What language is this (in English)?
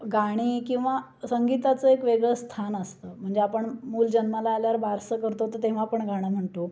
Marathi